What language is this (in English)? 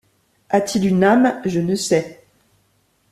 French